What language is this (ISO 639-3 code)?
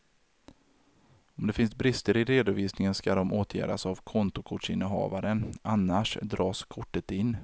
swe